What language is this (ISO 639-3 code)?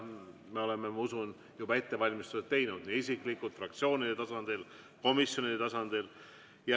est